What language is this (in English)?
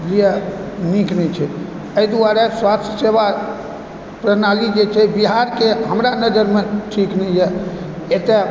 Maithili